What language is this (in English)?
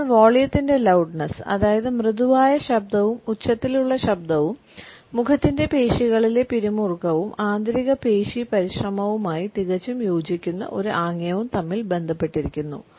Malayalam